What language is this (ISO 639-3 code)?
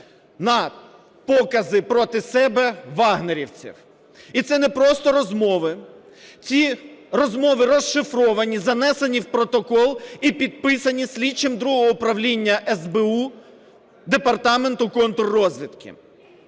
ukr